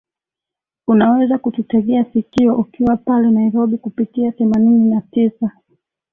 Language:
Swahili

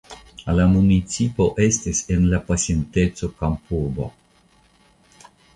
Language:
Esperanto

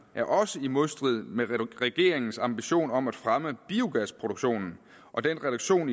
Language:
Danish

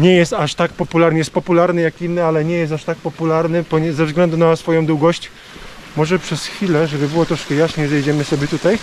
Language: Polish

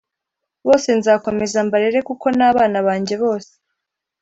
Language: Kinyarwanda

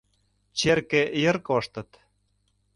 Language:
Mari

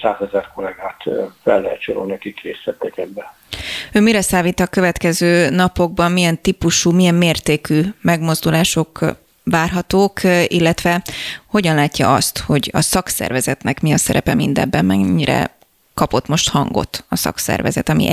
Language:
Hungarian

